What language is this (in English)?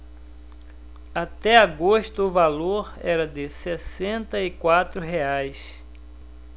Portuguese